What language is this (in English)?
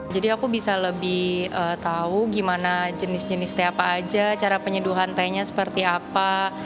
Indonesian